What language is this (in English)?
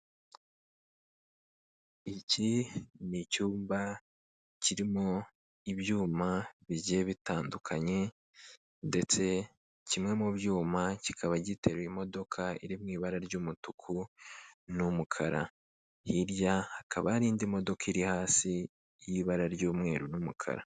Kinyarwanda